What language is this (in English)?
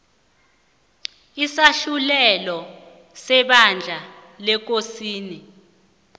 South Ndebele